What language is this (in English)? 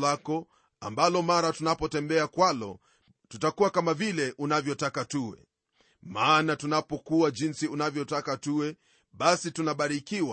Swahili